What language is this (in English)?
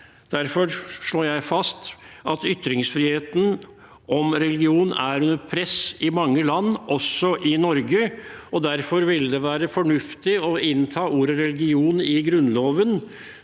Norwegian